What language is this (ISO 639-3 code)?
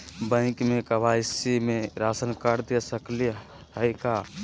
mag